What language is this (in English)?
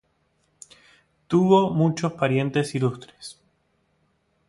Spanish